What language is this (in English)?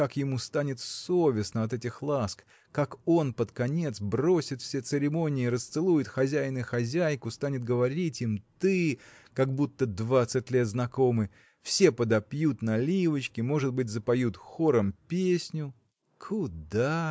Russian